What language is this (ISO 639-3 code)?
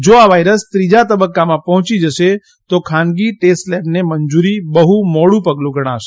guj